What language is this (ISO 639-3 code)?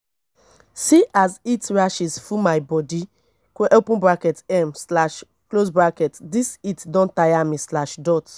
pcm